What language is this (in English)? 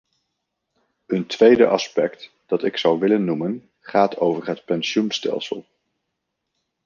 Dutch